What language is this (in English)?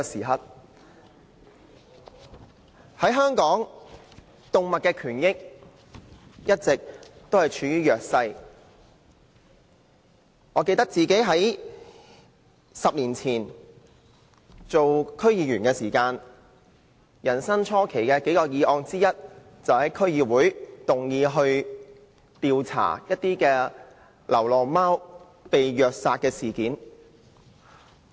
Cantonese